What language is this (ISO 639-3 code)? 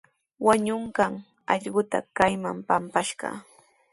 qws